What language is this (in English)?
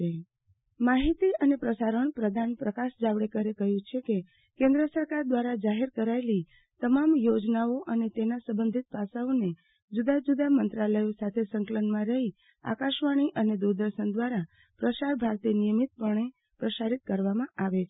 Gujarati